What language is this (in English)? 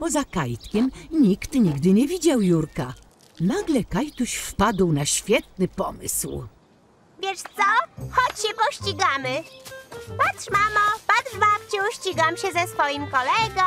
Polish